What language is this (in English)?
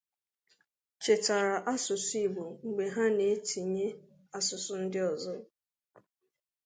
Igbo